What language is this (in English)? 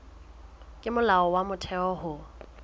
Southern Sotho